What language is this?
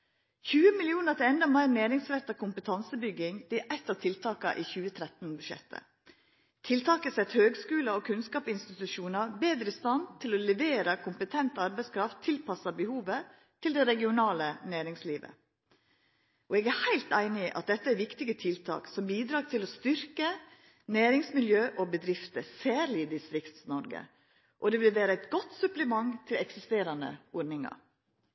Norwegian Nynorsk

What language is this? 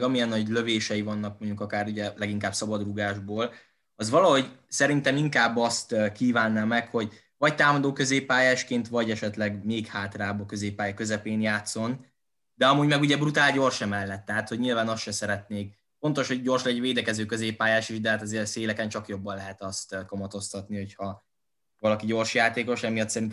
Hungarian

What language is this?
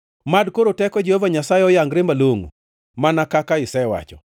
Luo (Kenya and Tanzania)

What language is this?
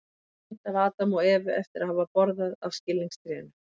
Icelandic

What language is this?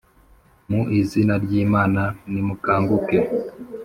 Kinyarwanda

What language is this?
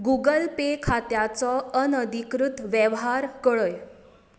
Konkani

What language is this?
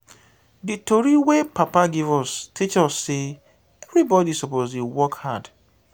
Nigerian Pidgin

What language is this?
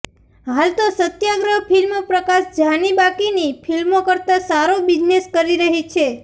Gujarati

